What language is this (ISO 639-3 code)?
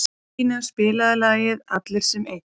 isl